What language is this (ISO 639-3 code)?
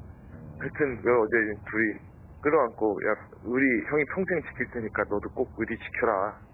kor